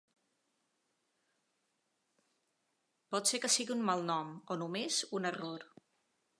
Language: Catalan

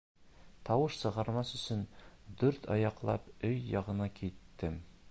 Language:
Bashkir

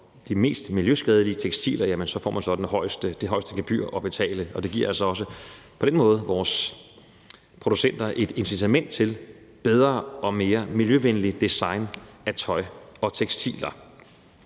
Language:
Danish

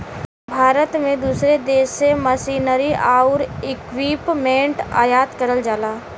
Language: Bhojpuri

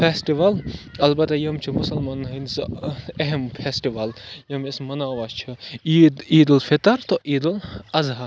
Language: Kashmiri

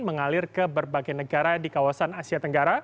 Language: Indonesian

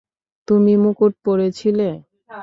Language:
Bangla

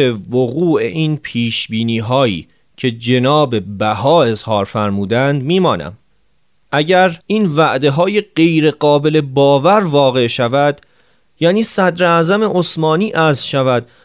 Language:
Persian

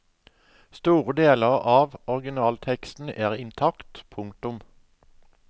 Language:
Norwegian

